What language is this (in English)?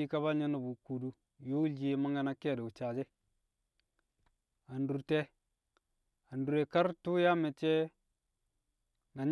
Kamo